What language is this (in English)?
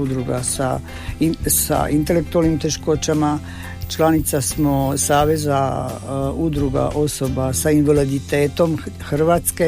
Croatian